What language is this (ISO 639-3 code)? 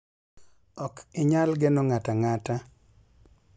luo